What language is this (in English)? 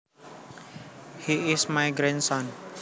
Javanese